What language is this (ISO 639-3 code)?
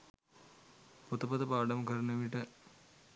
sin